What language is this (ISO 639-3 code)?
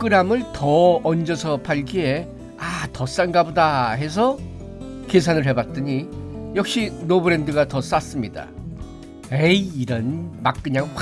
kor